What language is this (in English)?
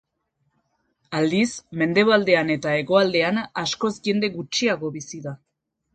Basque